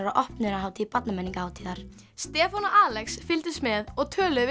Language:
Icelandic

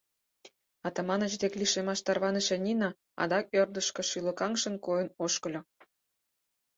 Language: Mari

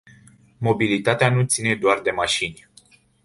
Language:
Romanian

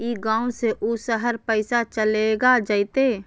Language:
Magahi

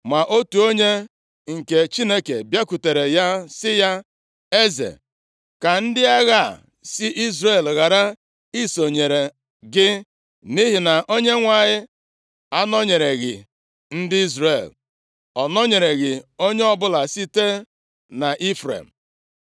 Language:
Igbo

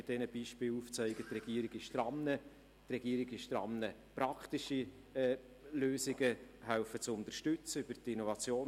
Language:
Swiss German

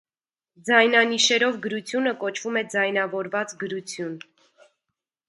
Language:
Armenian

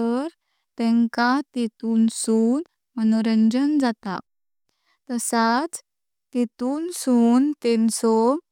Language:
Konkani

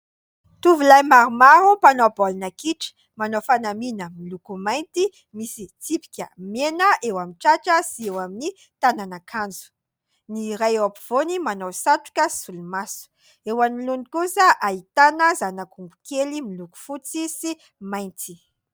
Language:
Malagasy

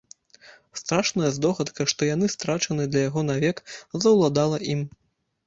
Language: Belarusian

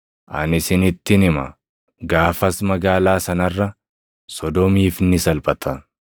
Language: Oromo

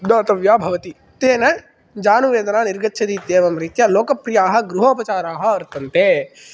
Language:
Sanskrit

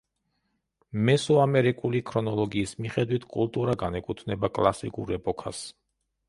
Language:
Georgian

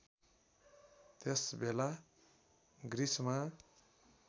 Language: Nepali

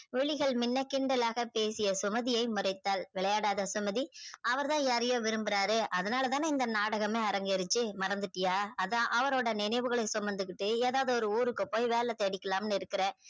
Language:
Tamil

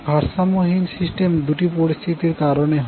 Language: Bangla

